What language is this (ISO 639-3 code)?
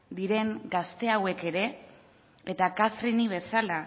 eus